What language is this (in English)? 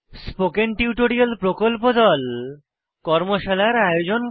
Bangla